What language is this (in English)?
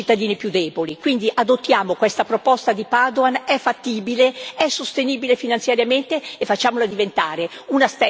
Italian